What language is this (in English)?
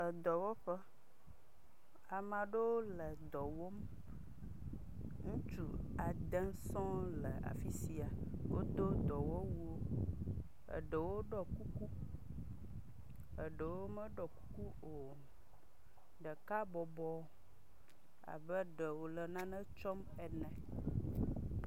Ewe